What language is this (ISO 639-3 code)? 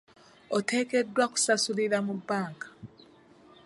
lug